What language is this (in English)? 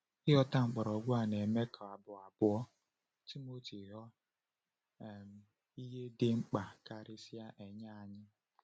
Igbo